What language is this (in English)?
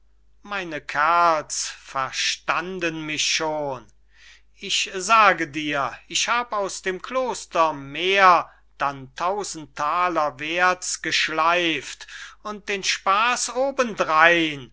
German